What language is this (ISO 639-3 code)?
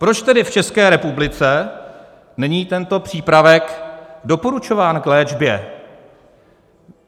ces